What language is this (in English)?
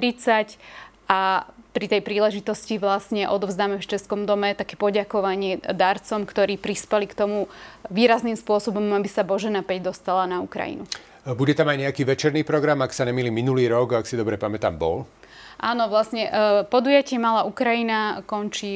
Slovak